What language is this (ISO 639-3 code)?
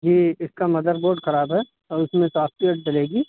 urd